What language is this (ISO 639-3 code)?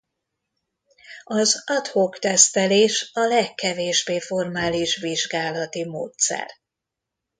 hun